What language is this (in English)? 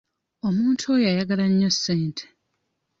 Ganda